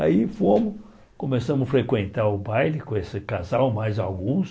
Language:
Portuguese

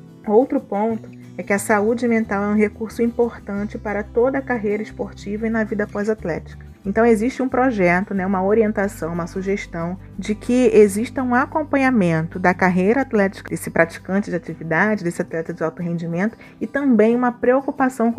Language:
Portuguese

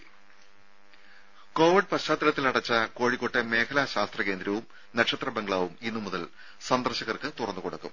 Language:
Malayalam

